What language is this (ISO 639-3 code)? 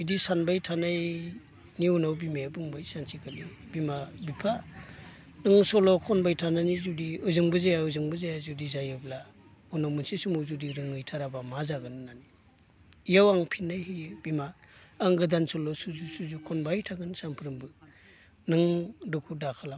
brx